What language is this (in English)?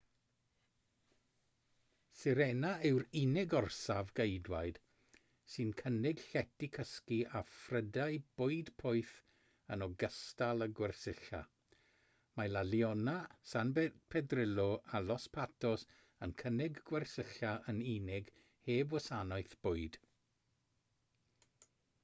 Welsh